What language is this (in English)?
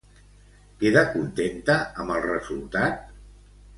Catalan